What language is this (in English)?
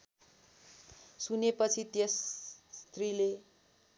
Nepali